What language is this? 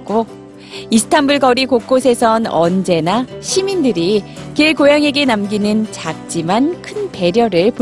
Korean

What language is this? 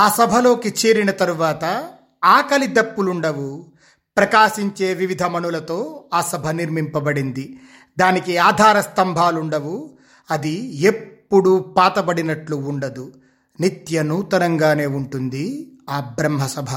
Telugu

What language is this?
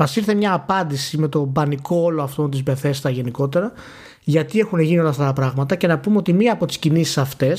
Greek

